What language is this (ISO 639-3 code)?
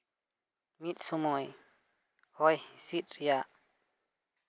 sat